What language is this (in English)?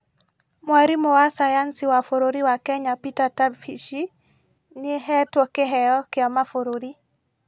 Kikuyu